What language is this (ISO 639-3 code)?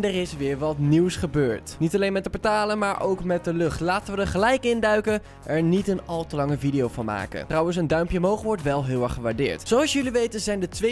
nld